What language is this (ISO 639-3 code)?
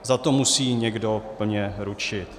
ces